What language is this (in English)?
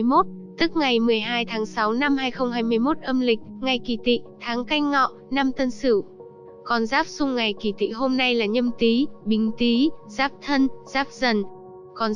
Vietnamese